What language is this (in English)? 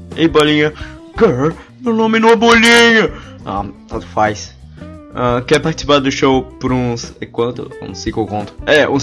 Portuguese